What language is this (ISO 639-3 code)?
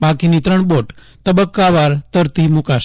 guj